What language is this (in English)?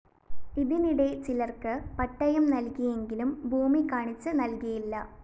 Malayalam